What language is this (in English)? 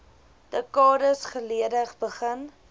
Afrikaans